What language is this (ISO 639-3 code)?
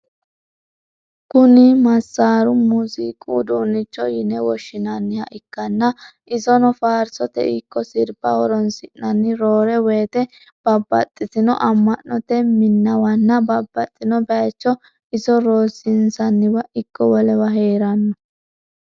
sid